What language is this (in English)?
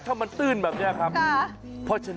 Thai